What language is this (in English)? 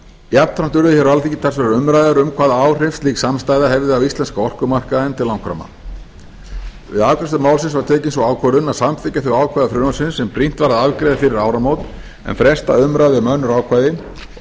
Icelandic